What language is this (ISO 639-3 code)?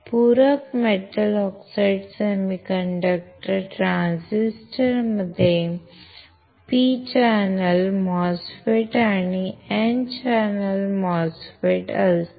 mar